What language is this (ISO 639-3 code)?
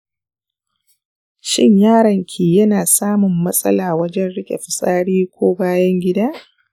hau